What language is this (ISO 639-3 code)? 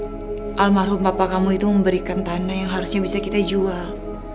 ind